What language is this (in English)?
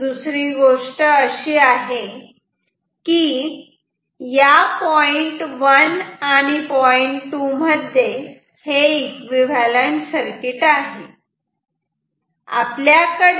Marathi